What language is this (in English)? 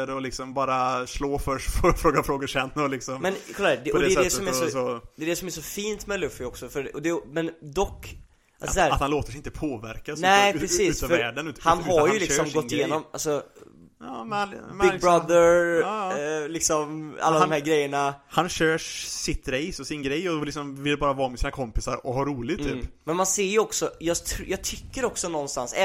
Swedish